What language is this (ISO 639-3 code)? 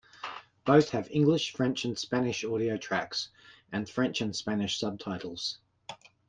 eng